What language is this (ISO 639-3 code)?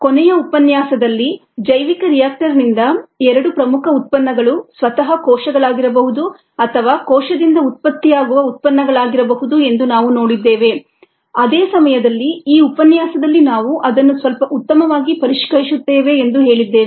kan